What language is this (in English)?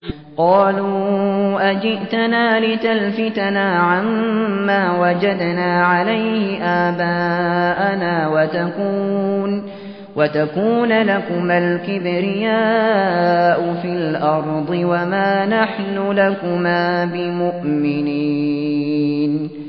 Arabic